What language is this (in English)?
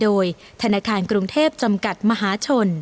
Thai